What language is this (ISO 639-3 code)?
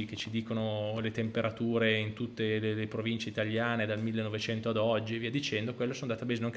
ita